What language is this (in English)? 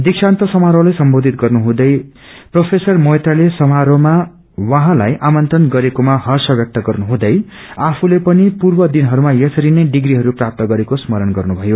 Nepali